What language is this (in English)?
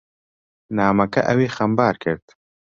Central Kurdish